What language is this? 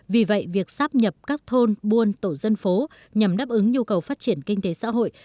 Vietnamese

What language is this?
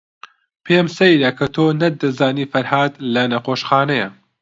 Central Kurdish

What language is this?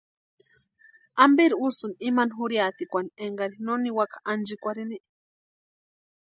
Western Highland Purepecha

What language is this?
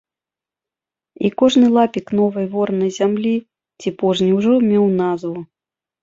Belarusian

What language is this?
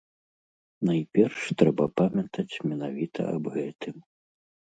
Belarusian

